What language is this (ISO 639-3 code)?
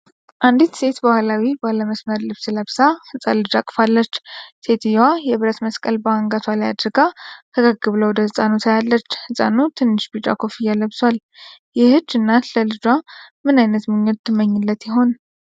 amh